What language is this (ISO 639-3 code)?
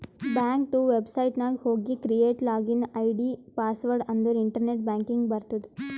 kan